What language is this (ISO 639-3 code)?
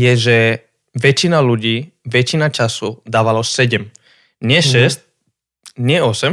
slk